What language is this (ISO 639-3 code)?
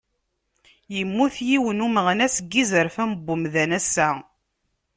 kab